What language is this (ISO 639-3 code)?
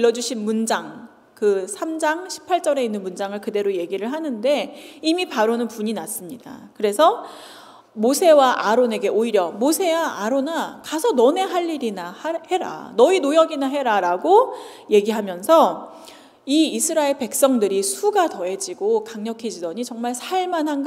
kor